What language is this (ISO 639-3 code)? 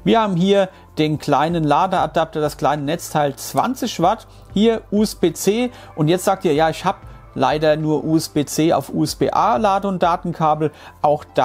deu